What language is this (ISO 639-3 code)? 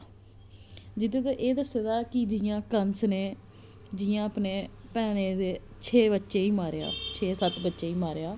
doi